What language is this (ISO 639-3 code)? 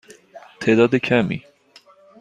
fas